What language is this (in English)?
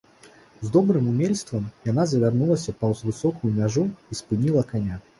Belarusian